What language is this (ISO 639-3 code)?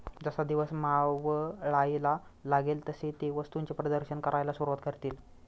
mar